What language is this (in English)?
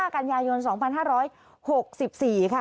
Thai